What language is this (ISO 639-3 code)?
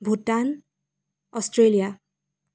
asm